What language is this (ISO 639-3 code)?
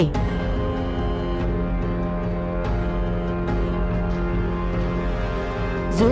vie